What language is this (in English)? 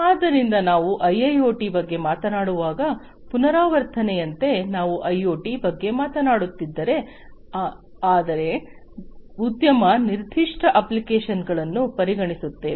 Kannada